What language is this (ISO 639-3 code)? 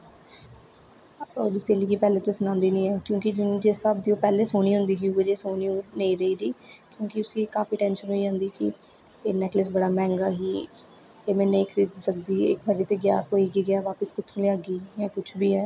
doi